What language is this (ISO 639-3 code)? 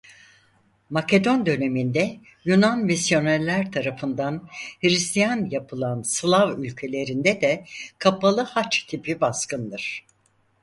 tur